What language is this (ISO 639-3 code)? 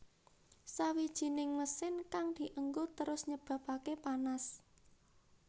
jav